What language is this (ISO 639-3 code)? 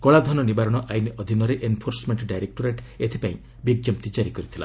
ori